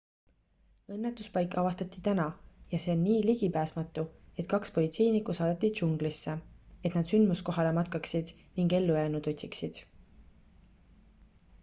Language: Estonian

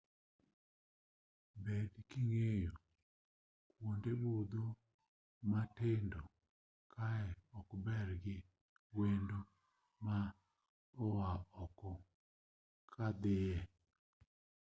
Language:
Luo (Kenya and Tanzania)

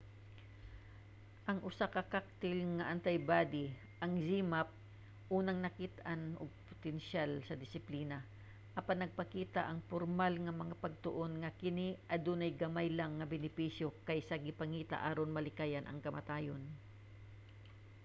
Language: Cebuano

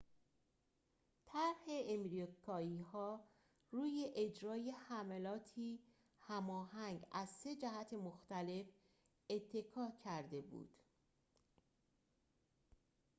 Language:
Persian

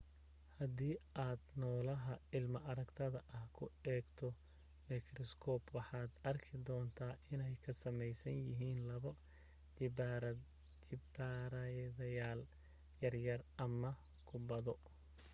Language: Somali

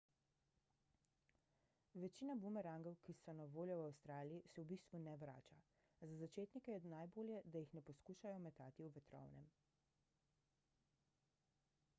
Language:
Slovenian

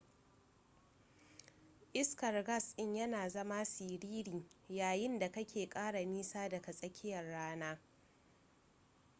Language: Hausa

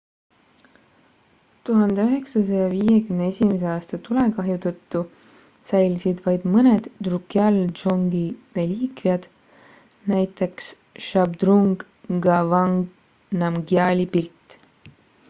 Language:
Estonian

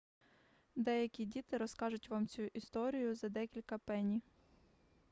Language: Ukrainian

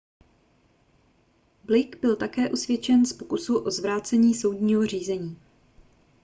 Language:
Czech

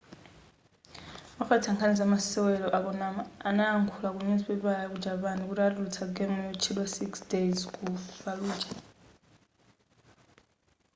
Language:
Nyanja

